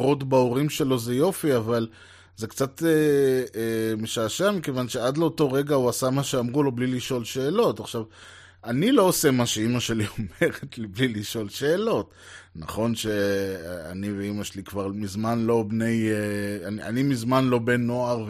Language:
Hebrew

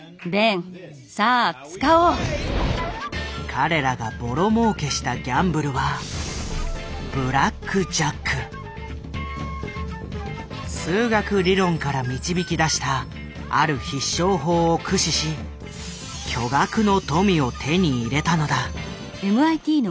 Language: Japanese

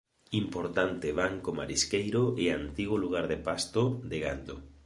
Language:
Galician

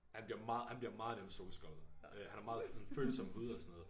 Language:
Danish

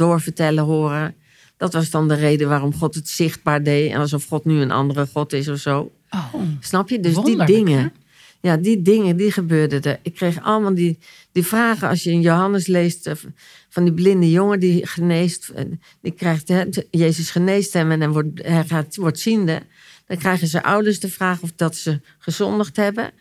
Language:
Dutch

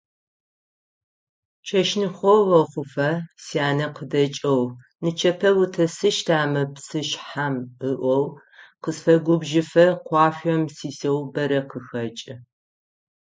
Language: Adyghe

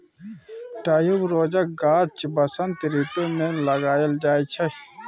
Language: Maithili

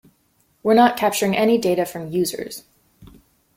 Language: English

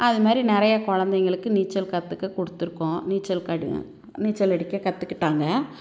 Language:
Tamil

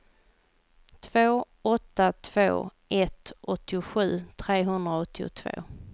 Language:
Swedish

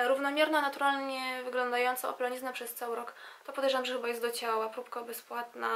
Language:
Polish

